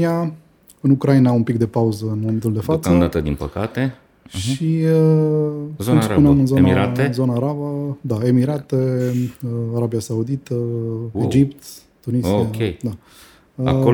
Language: Romanian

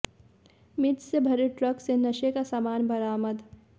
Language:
Hindi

